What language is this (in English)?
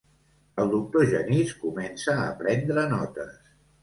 Catalan